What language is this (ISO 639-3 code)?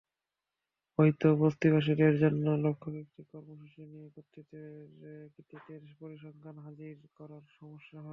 ben